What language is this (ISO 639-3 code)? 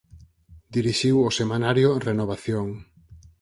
glg